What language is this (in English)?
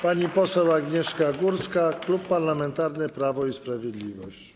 Polish